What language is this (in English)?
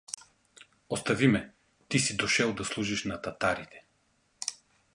Bulgarian